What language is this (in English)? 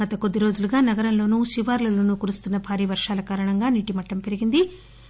Telugu